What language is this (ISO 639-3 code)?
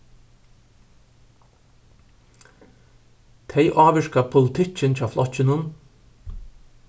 fao